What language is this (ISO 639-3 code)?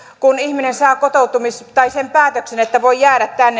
fin